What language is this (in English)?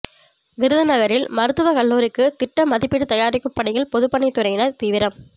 Tamil